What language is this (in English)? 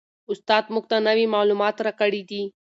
Pashto